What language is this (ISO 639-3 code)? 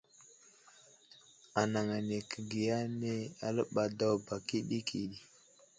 udl